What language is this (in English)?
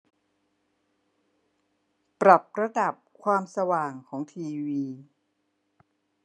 Thai